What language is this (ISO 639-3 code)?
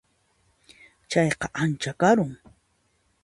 qxp